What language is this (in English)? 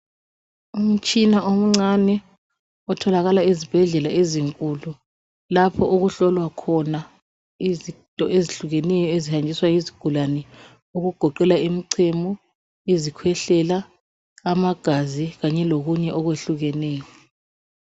North Ndebele